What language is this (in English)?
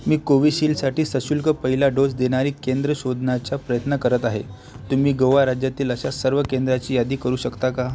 Marathi